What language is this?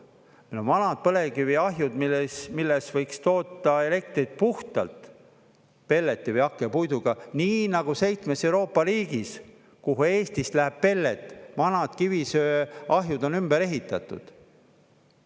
Estonian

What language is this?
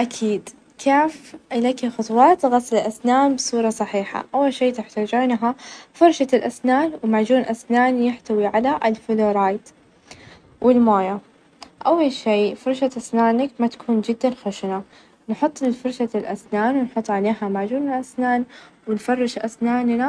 Najdi Arabic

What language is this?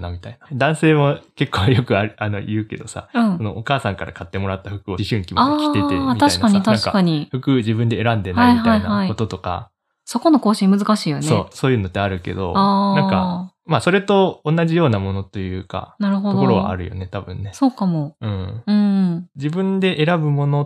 Japanese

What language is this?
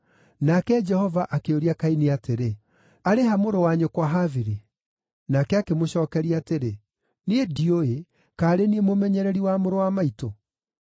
Kikuyu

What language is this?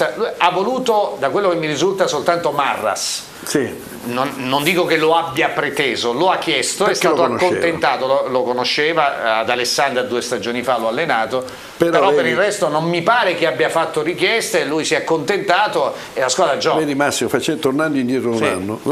Italian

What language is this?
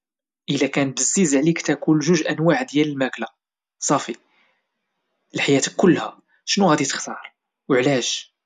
Moroccan Arabic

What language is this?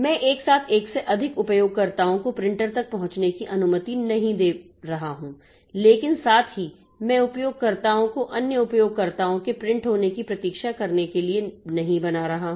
Hindi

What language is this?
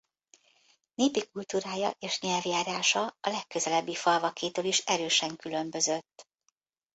Hungarian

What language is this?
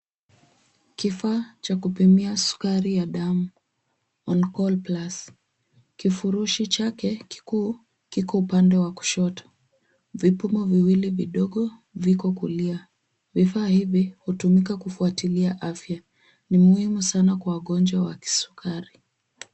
Swahili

